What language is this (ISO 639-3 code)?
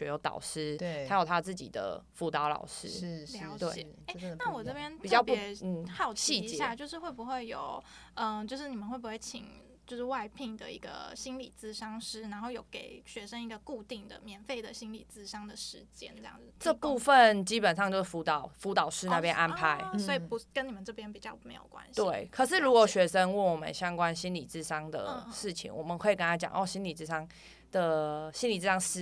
zho